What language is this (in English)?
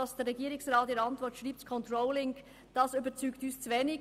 Swiss German